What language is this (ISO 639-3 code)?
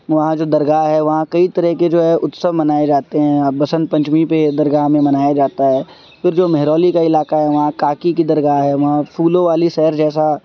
urd